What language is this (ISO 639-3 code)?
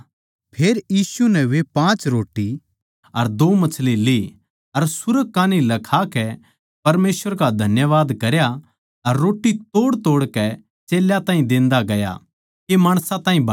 bgc